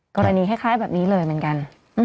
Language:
Thai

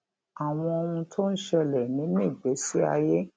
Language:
Yoruba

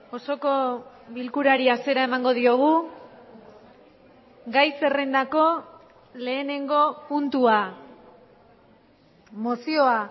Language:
Basque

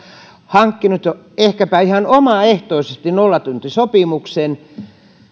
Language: Finnish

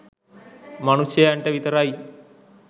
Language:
Sinhala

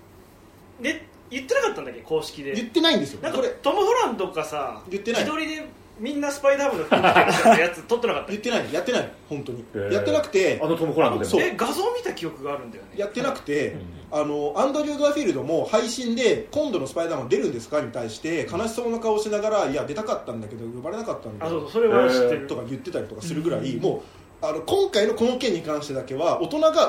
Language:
Japanese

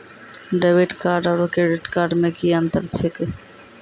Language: Maithili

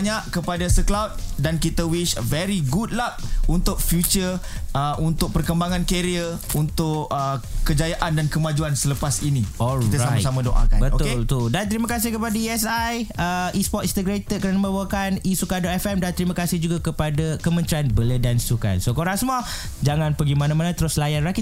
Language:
Malay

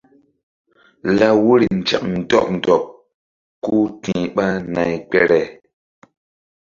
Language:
Mbum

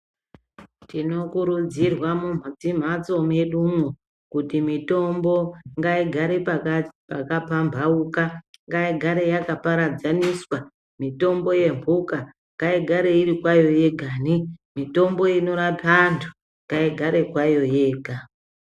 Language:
Ndau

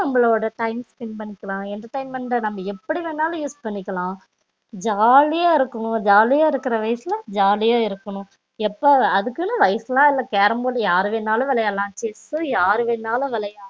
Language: Tamil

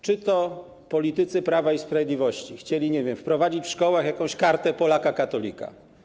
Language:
Polish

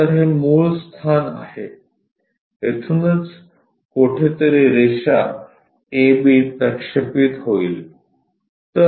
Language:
Marathi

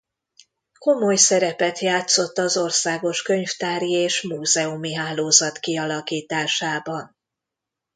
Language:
Hungarian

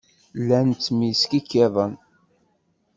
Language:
Kabyle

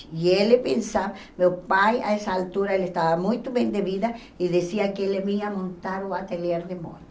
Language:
Portuguese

